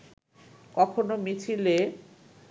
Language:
Bangla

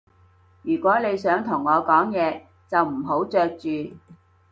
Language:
Cantonese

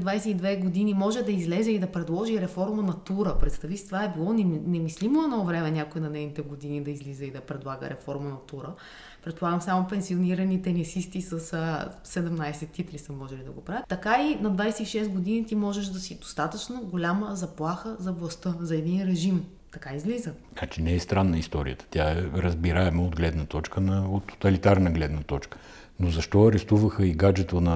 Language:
Bulgarian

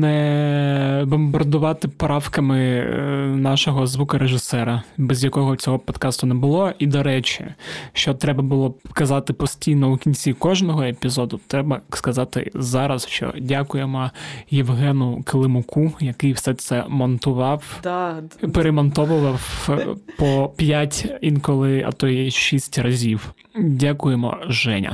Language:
Ukrainian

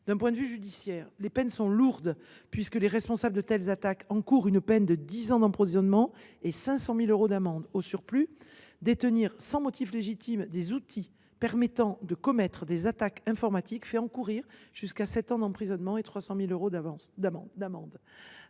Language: French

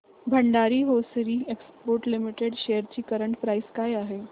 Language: Marathi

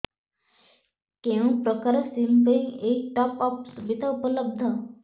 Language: Odia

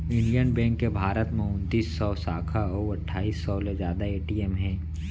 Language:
Chhattisgarhi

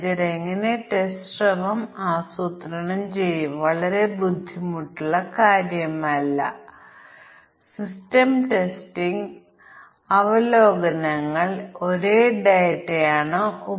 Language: Malayalam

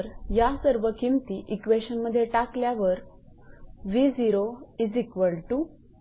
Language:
Marathi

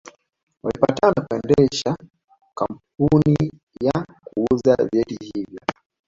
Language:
Swahili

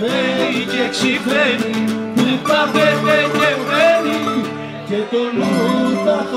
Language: Romanian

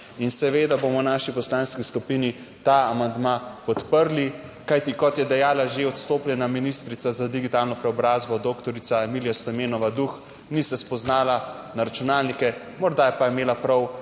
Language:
Slovenian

